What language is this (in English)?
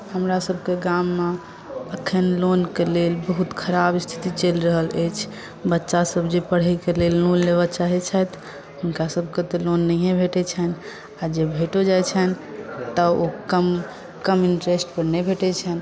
Maithili